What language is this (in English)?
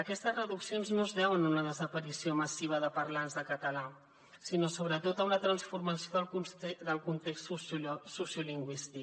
Catalan